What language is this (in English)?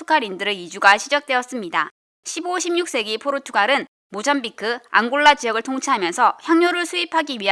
Korean